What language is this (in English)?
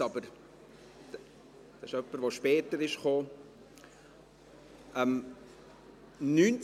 Swiss German